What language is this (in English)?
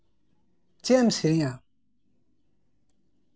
Santali